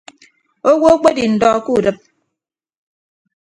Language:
Ibibio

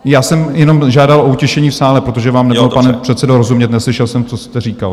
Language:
Czech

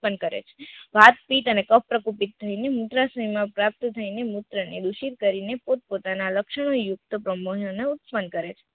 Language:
Gujarati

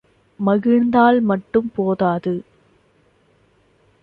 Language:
Tamil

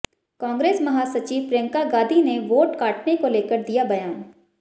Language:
Hindi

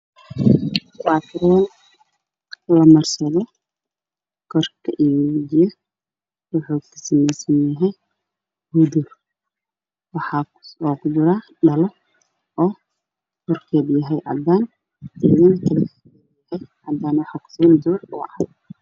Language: Somali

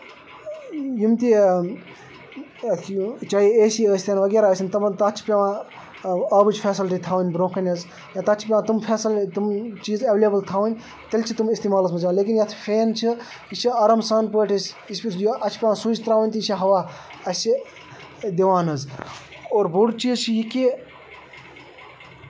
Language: Kashmiri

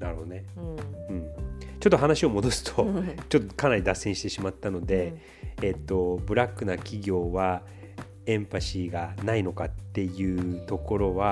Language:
Japanese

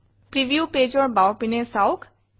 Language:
Assamese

